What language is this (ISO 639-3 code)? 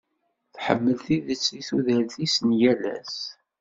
kab